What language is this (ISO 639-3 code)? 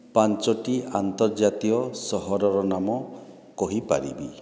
ori